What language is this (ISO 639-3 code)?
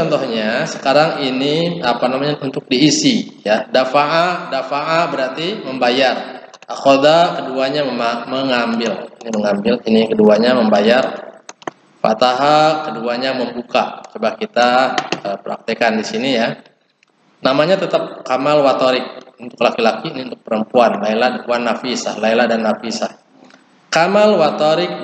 ind